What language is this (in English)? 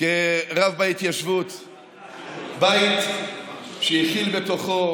Hebrew